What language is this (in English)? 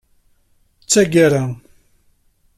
Kabyle